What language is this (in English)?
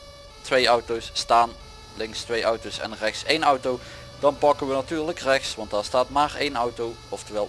Dutch